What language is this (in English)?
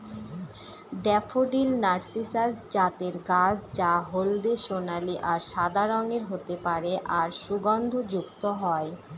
Bangla